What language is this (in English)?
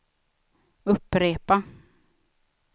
Swedish